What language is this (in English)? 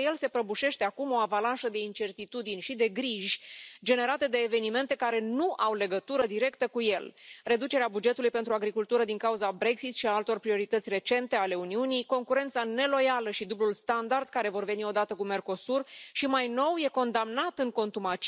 Romanian